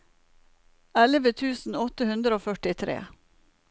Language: Norwegian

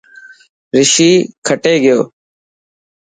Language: Dhatki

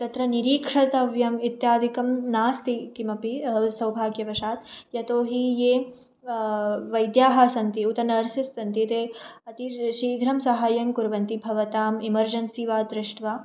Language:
Sanskrit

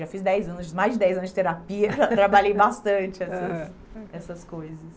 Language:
Portuguese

